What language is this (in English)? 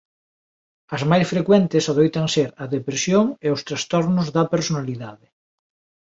Galician